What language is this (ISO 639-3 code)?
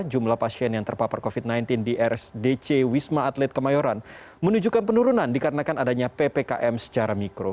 ind